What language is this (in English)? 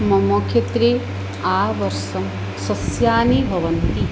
Sanskrit